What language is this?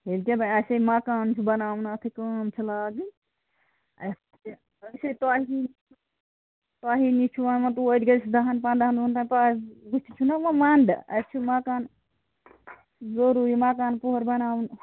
Kashmiri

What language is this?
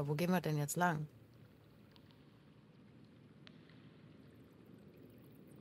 German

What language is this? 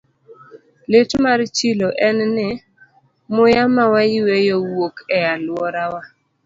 Luo (Kenya and Tanzania)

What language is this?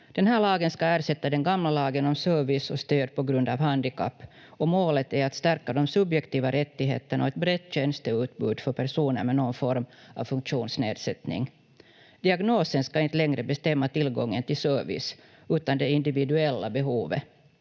Finnish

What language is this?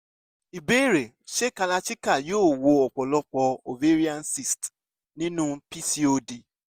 Yoruba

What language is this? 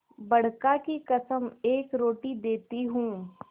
Hindi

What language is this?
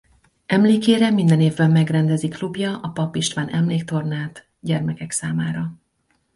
Hungarian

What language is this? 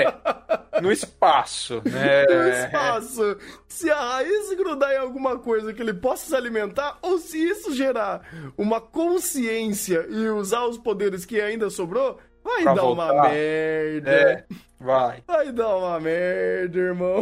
Portuguese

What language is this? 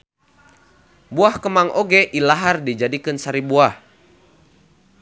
Sundanese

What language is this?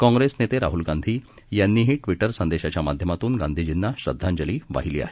Marathi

